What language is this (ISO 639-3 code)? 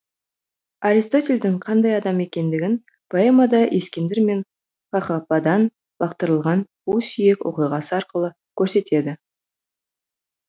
kaz